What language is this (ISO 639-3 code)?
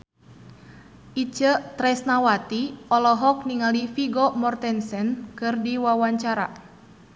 sun